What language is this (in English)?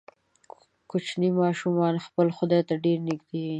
Pashto